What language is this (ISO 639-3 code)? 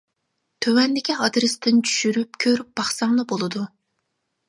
uig